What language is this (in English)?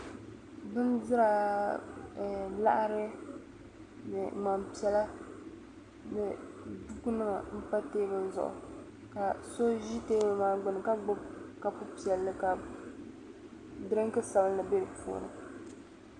Dagbani